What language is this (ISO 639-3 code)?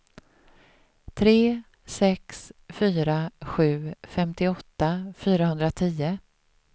swe